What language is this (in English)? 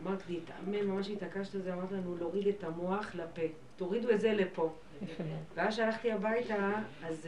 Hebrew